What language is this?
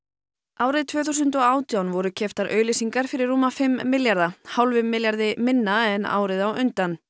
Icelandic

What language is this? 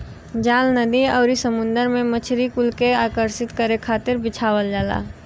Bhojpuri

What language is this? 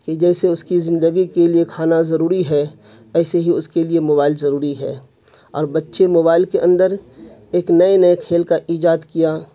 Urdu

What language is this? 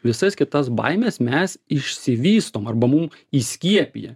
Lithuanian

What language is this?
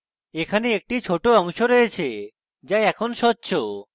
Bangla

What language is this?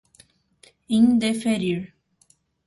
Portuguese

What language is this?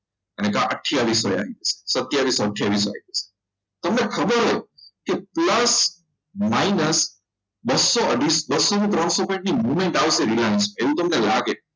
Gujarati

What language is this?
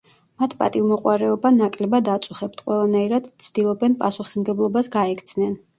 Georgian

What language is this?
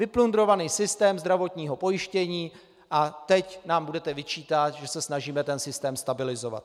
Czech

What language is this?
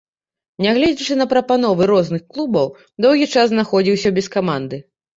Belarusian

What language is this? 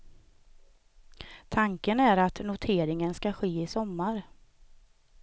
Swedish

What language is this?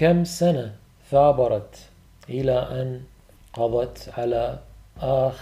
Arabic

